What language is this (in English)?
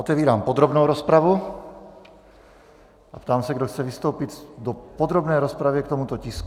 Czech